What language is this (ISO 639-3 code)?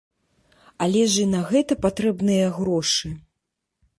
bel